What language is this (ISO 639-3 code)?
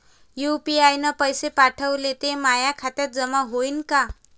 mar